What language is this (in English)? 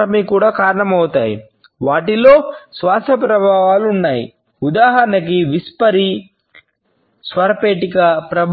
Telugu